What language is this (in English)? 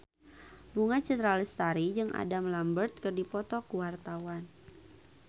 Sundanese